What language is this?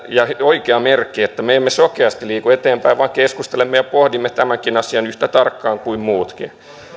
Finnish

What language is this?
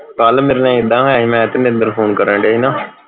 Punjabi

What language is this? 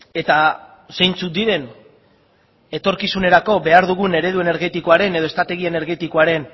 Basque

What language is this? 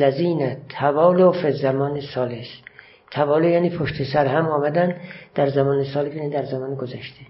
Persian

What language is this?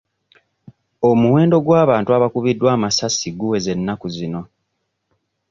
Ganda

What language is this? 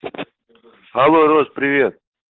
Russian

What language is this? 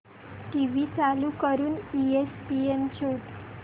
Marathi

